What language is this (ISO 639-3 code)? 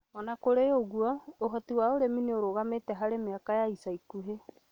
kik